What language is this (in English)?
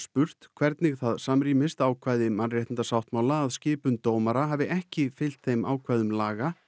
Icelandic